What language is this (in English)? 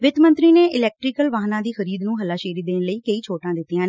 Punjabi